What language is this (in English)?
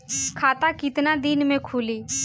Bhojpuri